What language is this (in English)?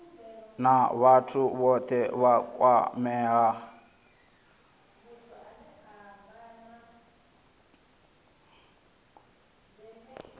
Venda